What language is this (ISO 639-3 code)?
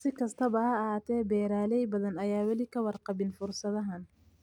som